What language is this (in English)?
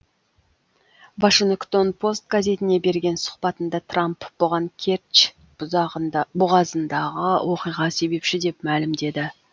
Kazakh